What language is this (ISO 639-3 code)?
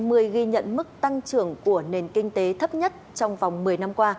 vie